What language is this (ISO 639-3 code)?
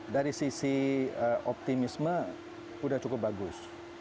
ind